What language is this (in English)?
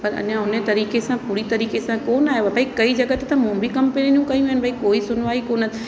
Sindhi